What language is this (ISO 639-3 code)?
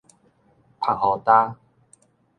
nan